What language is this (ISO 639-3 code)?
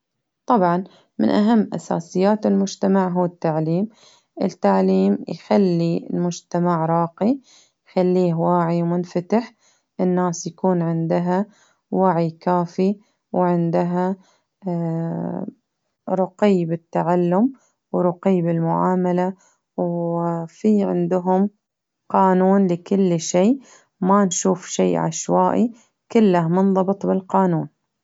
abv